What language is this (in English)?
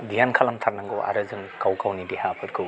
Bodo